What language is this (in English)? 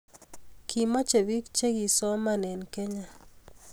Kalenjin